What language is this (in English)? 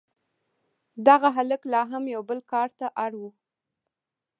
Pashto